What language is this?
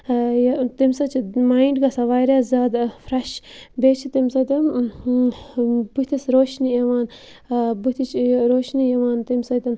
Kashmiri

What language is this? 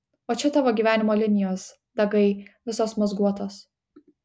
Lithuanian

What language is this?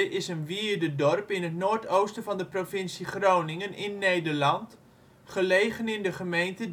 Dutch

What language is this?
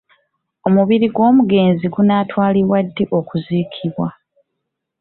Ganda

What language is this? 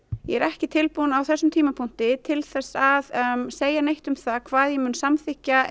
Icelandic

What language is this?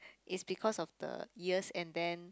English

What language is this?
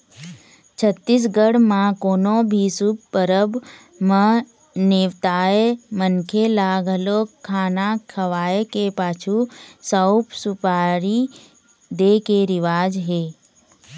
Chhattisgarhi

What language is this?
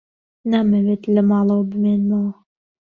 Central Kurdish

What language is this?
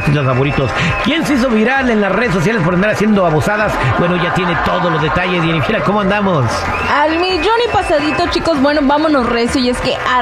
Spanish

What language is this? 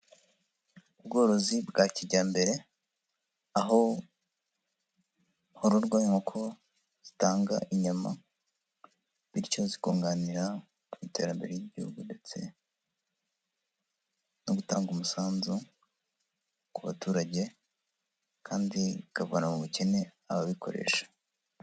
Kinyarwanda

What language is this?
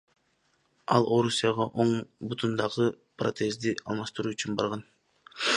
Kyrgyz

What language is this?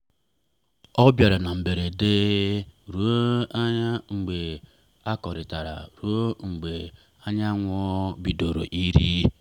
Igbo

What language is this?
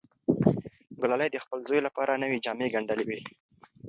Pashto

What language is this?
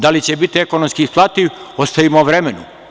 Serbian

